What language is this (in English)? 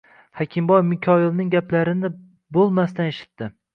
Uzbek